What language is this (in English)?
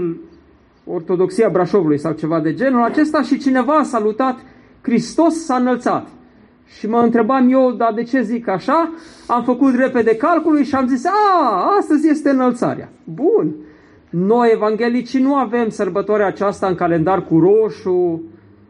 Romanian